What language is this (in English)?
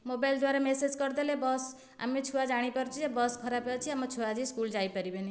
Odia